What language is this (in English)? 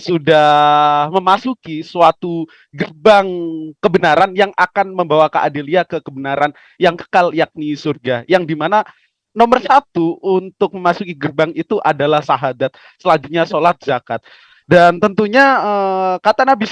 Indonesian